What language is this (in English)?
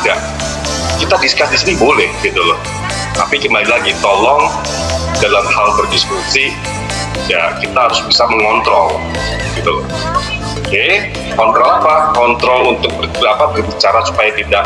Indonesian